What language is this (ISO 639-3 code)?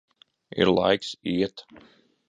lav